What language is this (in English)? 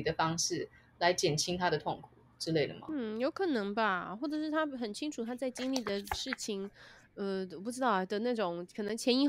Chinese